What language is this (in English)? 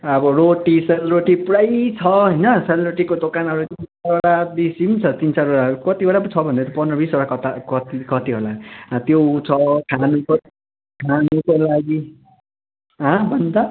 Nepali